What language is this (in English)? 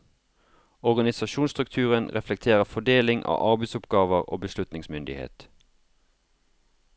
Norwegian